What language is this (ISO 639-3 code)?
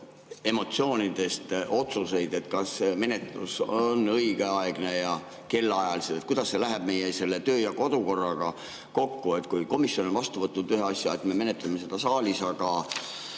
est